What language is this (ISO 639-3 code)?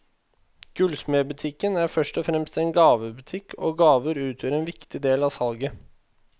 nor